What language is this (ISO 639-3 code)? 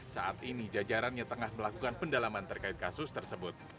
ind